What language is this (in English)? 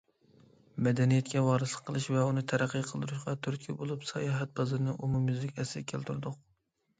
Uyghur